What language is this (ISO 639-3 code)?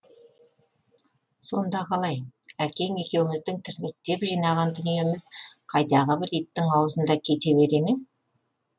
kaz